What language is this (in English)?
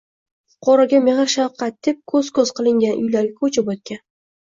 Uzbek